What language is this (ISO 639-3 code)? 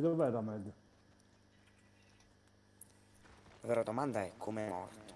ita